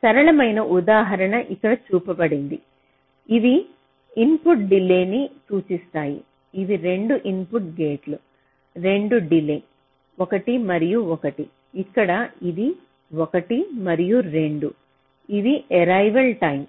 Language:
Telugu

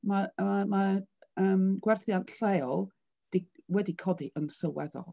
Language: Welsh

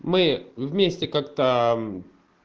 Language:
Russian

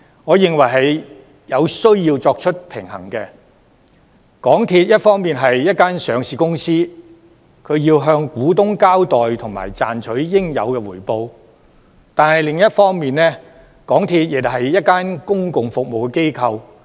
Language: Cantonese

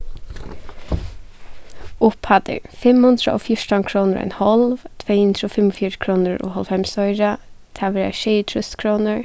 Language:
Faroese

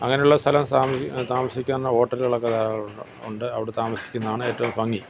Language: Malayalam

